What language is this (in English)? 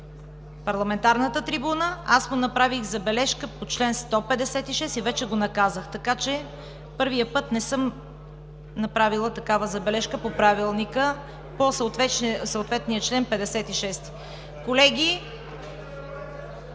Bulgarian